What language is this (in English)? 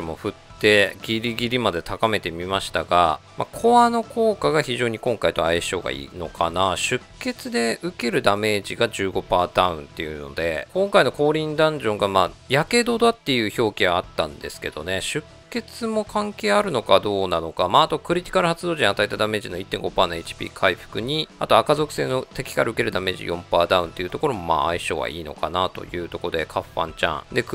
Japanese